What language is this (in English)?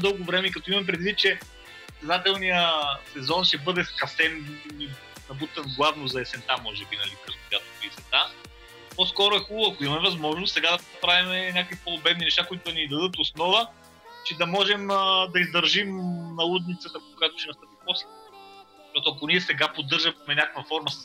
Bulgarian